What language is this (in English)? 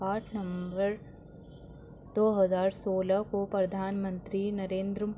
Urdu